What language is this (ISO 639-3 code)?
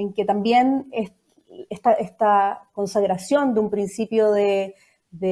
spa